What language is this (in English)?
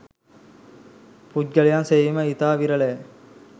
Sinhala